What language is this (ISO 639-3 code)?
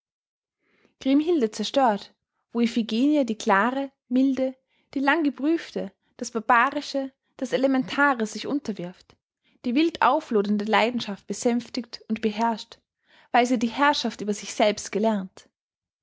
deu